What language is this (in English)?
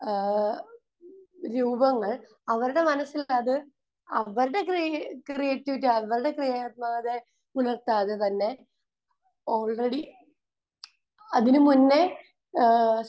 Malayalam